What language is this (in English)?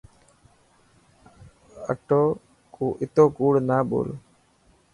Dhatki